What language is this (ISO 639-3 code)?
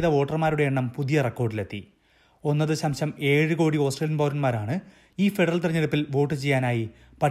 mal